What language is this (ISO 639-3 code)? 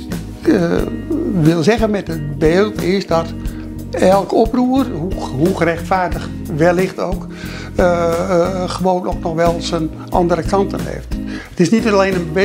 nld